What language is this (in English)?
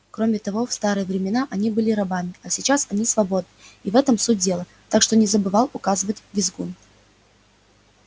Russian